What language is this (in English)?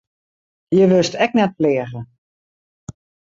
Western Frisian